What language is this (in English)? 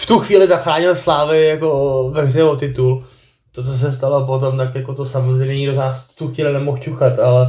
Czech